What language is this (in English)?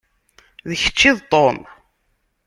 Kabyle